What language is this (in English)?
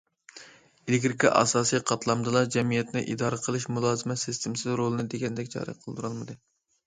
Uyghur